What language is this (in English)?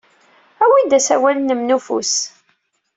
Kabyle